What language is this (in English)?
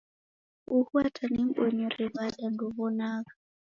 Taita